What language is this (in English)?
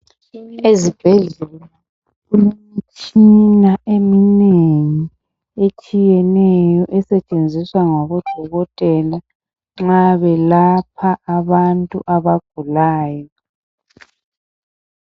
North Ndebele